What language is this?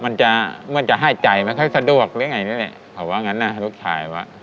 Thai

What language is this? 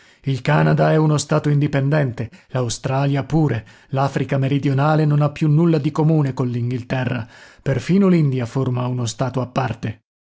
Italian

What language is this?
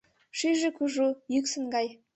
Mari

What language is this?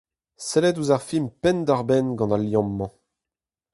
Breton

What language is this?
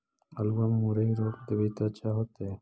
Magahi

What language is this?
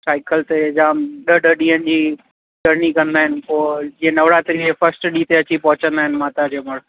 Sindhi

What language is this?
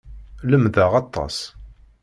Kabyle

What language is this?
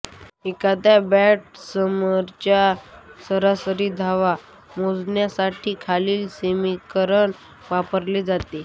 Marathi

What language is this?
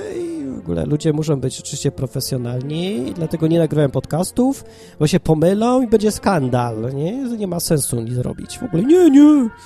Polish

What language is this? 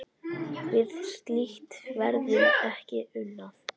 Icelandic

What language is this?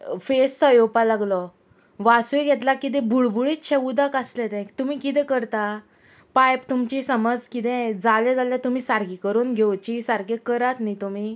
Konkani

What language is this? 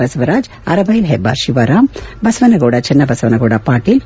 Kannada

